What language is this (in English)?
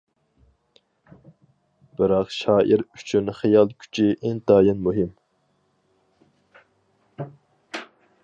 Uyghur